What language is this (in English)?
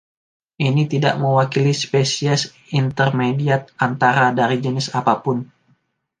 Indonesian